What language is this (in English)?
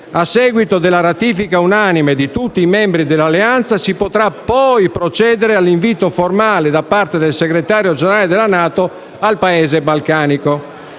Italian